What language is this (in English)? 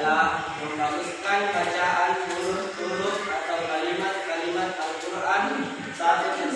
Indonesian